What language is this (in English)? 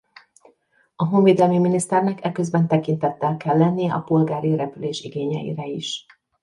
Hungarian